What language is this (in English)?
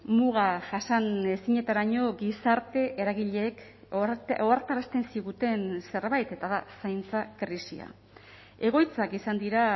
Basque